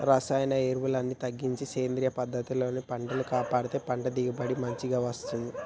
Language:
Telugu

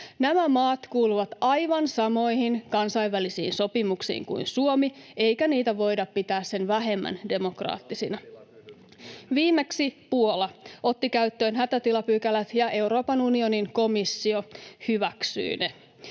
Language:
Finnish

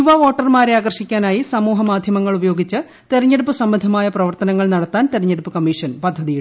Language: Malayalam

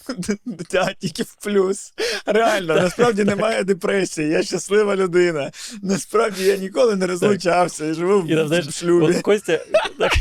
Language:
Ukrainian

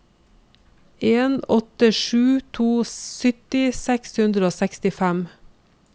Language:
Norwegian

